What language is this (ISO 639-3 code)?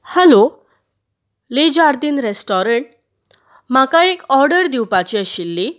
kok